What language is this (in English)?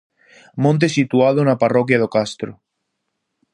Galician